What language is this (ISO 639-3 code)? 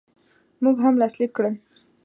pus